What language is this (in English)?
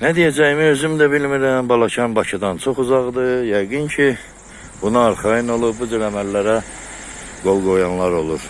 Turkish